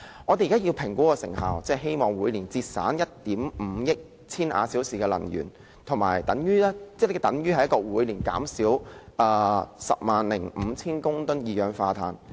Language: Cantonese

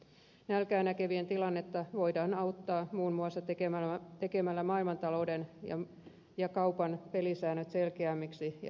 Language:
Finnish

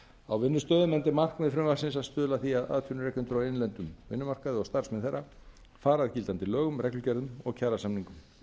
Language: Icelandic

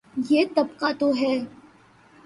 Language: Urdu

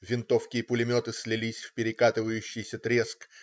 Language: Russian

